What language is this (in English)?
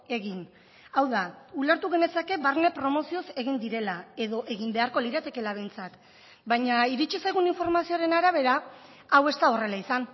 Basque